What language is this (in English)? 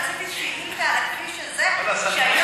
Hebrew